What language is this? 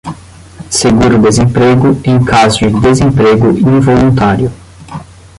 Portuguese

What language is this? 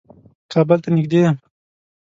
Pashto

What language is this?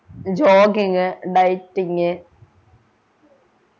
Malayalam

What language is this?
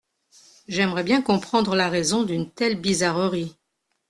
French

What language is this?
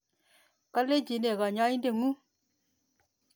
Kalenjin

